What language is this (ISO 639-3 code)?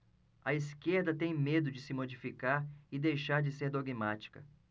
por